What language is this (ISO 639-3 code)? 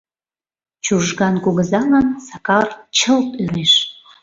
chm